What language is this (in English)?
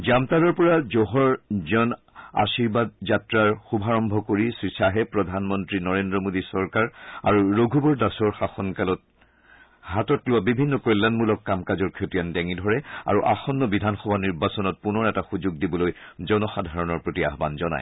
Assamese